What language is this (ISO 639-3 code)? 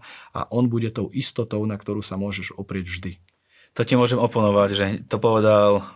slk